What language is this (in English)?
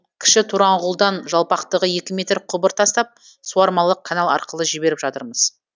Kazakh